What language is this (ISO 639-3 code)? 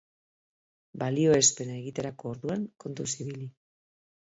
eus